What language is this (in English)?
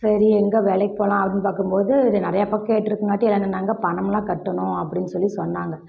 Tamil